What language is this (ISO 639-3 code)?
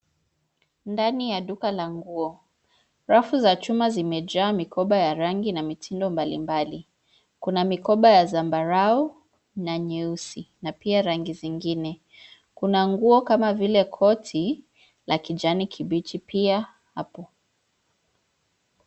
swa